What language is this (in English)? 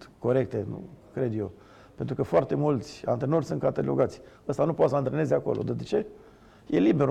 Romanian